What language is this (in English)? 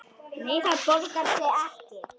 Icelandic